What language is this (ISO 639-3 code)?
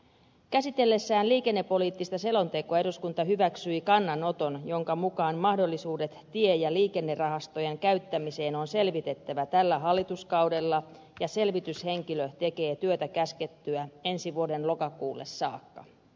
fin